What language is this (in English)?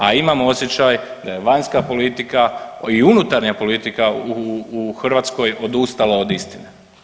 Croatian